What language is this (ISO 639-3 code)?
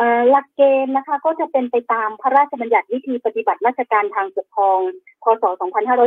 tha